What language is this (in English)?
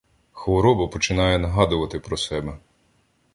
Ukrainian